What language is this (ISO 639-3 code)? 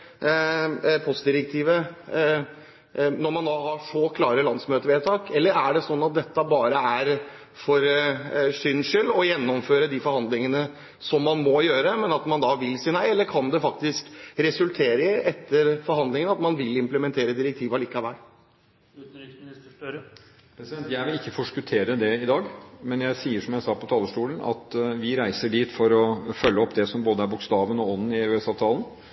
nob